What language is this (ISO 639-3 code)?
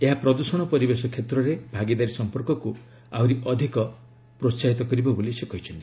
ori